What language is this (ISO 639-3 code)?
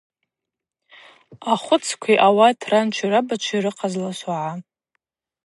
abq